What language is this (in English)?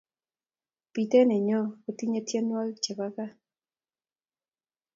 Kalenjin